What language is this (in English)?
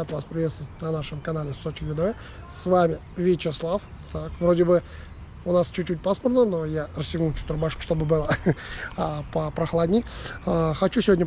Russian